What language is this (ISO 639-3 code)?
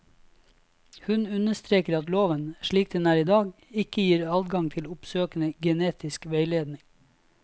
nor